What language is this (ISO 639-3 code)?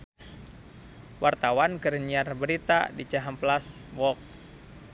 sun